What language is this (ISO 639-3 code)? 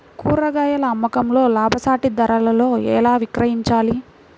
tel